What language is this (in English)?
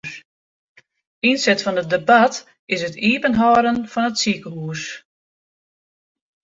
Western Frisian